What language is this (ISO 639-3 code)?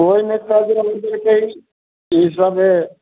mai